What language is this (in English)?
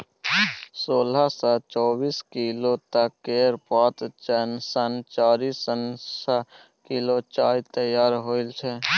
Maithili